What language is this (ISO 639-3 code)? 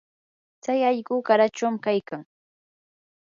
qur